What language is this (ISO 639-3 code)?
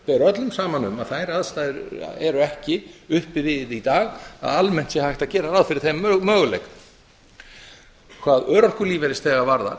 isl